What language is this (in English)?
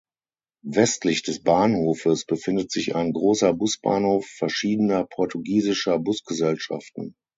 German